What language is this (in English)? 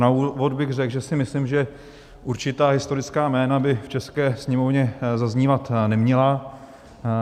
Czech